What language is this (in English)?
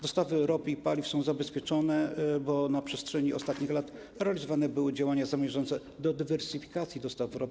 Polish